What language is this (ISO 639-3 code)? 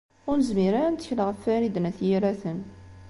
kab